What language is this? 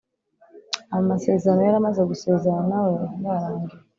Kinyarwanda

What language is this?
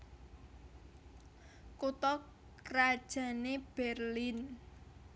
Javanese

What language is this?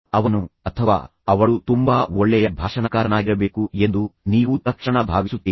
Kannada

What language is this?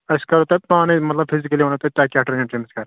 Kashmiri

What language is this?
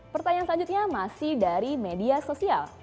Indonesian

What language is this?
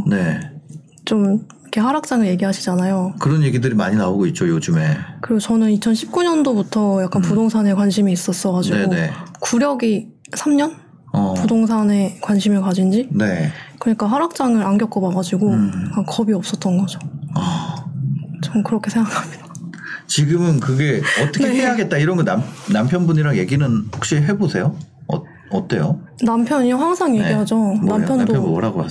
Korean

